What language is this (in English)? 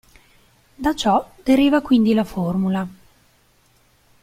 Italian